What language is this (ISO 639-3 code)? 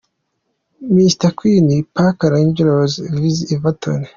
kin